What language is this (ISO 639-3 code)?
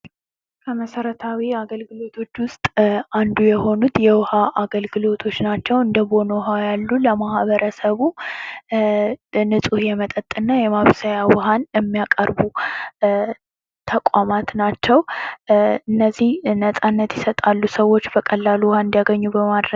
amh